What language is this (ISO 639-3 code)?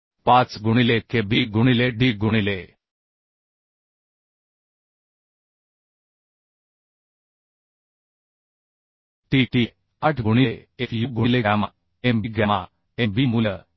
mar